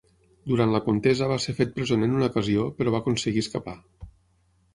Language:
Catalan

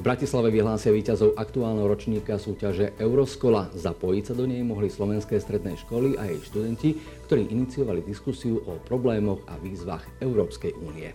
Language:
Slovak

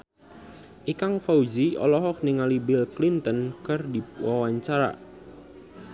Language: Sundanese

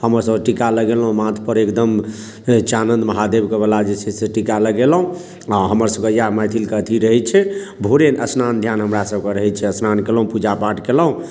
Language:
Maithili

